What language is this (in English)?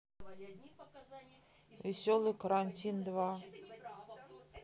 Russian